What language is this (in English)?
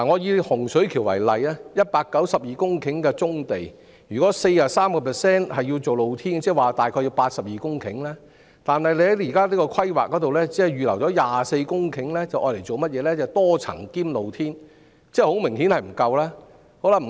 Cantonese